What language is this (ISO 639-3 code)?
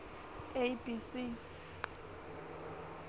ssw